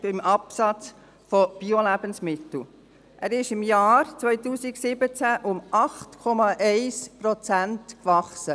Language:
Swiss German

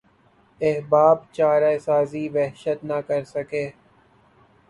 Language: Urdu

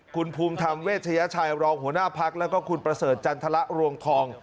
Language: Thai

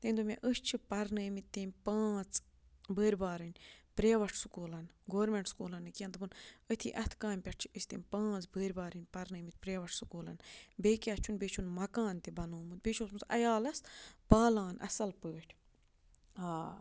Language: Kashmiri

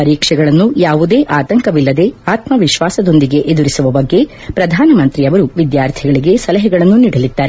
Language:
Kannada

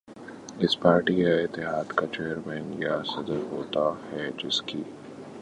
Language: Urdu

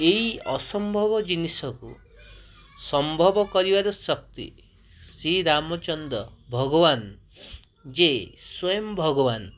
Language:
Odia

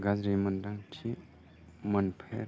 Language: Bodo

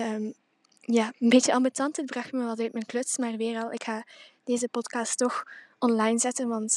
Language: Dutch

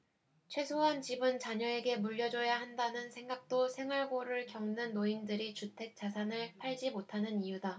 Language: Korean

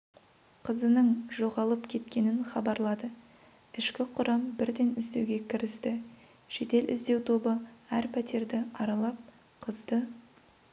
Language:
Kazakh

